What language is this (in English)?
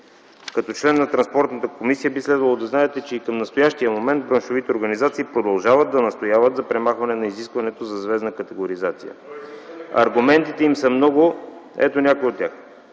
Bulgarian